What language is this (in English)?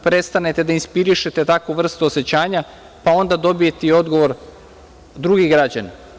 Serbian